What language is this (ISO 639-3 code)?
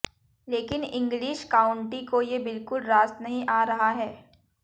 hin